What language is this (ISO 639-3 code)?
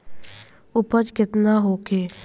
bho